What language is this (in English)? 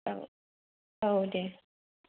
Bodo